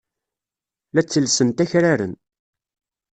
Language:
Kabyle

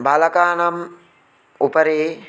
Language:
Sanskrit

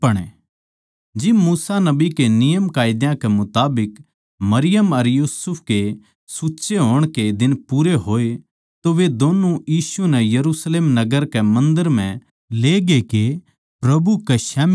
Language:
Haryanvi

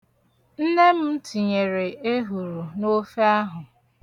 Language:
Igbo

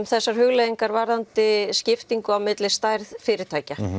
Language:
Icelandic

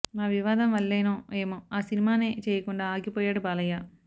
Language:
Telugu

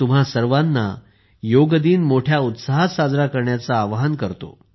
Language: Marathi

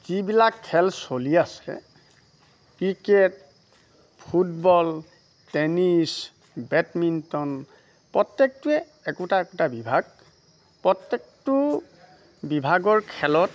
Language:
Assamese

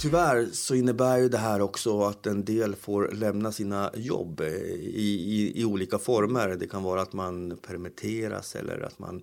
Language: Swedish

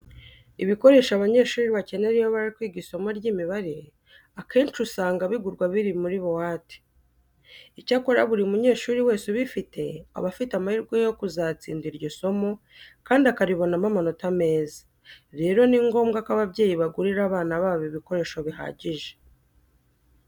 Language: Kinyarwanda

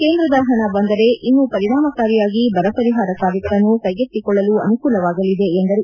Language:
Kannada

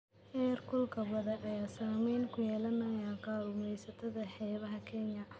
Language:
Somali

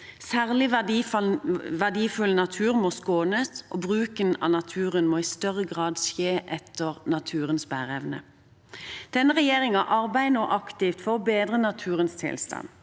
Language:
Norwegian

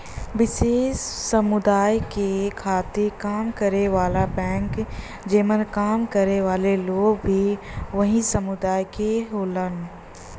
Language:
Bhojpuri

